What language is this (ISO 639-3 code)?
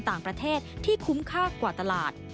tha